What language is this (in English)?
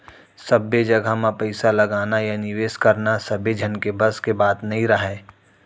Chhattisgarhi